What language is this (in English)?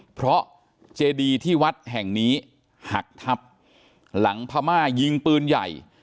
Thai